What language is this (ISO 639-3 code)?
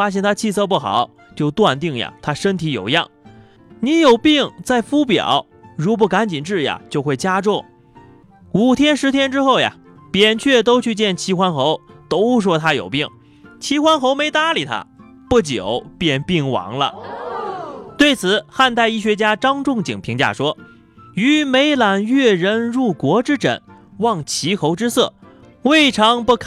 zho